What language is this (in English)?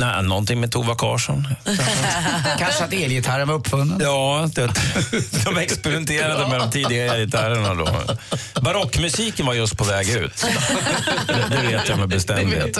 Swedish